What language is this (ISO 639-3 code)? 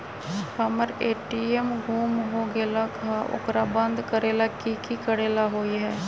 mag